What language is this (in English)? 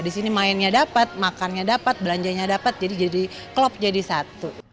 Indonesian